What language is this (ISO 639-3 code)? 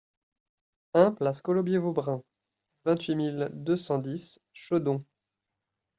fra